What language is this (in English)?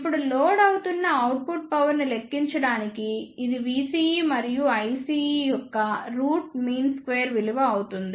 Telugu